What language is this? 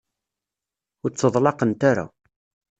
Kabyle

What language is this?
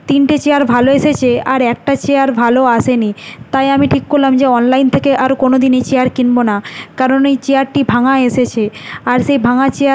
Bangla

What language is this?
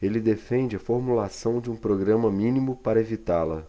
Portuguese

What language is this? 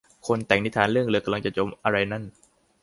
Thai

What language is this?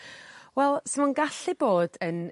Welsh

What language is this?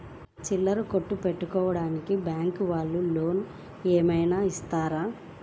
Telugu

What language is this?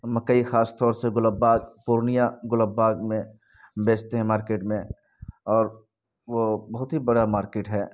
Urdu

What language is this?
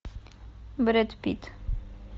Russian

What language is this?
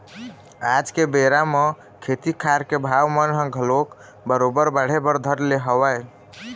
Chhattisgarhi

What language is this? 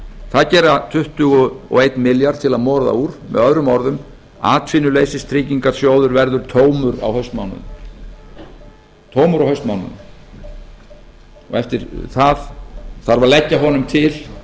Icelandic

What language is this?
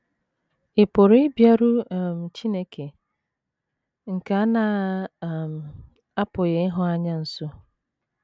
Igbo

